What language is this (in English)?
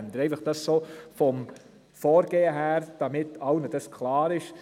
Swiss German